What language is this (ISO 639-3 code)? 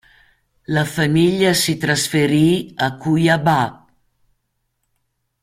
ita